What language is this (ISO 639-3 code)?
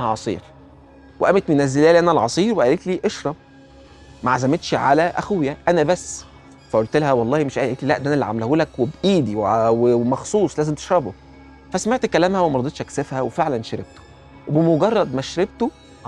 ara